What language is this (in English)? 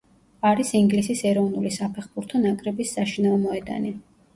Georgian